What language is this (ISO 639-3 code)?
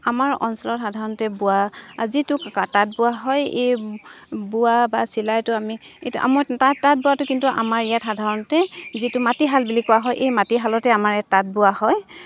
asm